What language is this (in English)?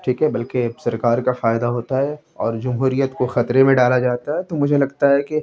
Urdu